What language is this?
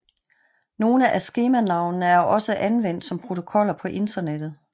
Danish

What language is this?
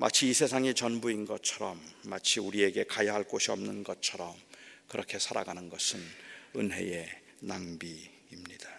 Korean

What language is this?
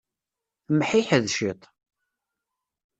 Kabyle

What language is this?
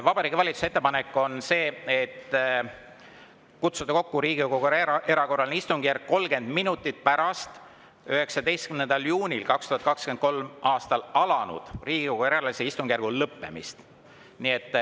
Estonian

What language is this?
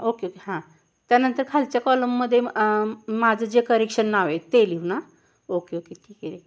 Marathi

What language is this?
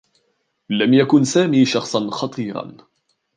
Arabic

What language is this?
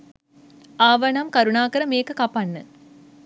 Sinhala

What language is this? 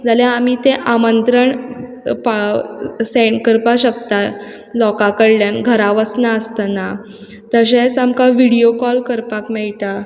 Konkani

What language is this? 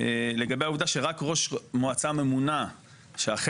Hebrew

